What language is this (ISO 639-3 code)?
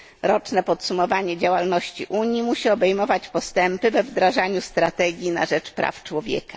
pol